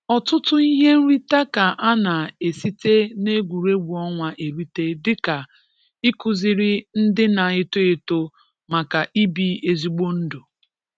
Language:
Igbo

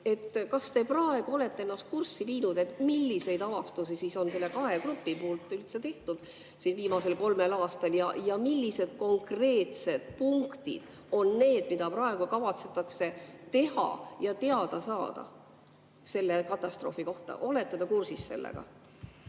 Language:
Estonian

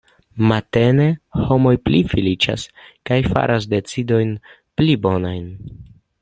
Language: Esperanto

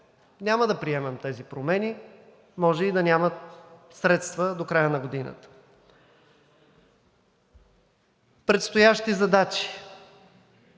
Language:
Bulgarian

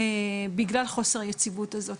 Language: Hebrew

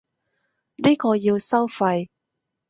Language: Cantonese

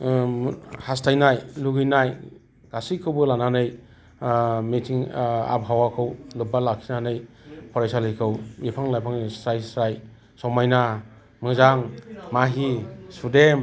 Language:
Bodo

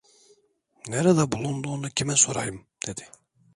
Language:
Turkish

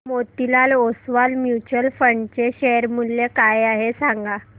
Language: Marathi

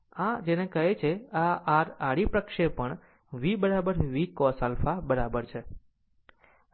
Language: Gujarati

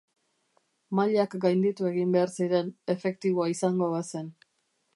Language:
Basque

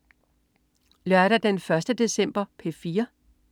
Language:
Danish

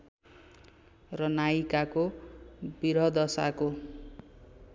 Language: Nepali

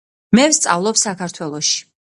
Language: Georgian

